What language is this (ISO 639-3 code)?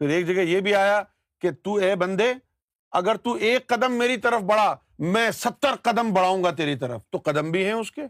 urd